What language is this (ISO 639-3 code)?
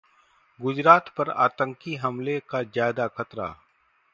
hin